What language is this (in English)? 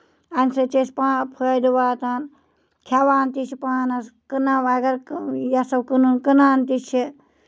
Kashmiri